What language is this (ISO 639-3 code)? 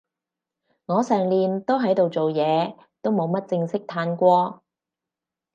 yue